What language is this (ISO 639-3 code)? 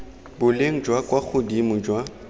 tsn